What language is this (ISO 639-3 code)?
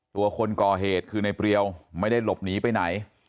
tha